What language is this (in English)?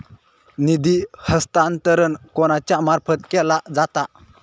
Marathi